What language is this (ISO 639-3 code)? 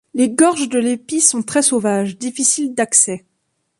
fra